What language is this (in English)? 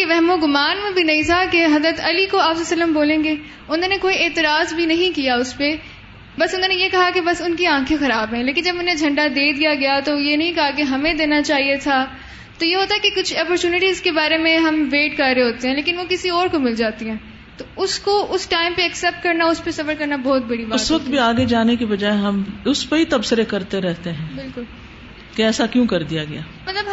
Urdu